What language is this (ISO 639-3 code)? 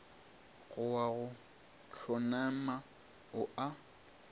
nso